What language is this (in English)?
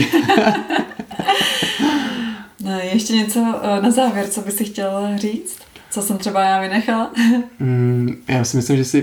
Czech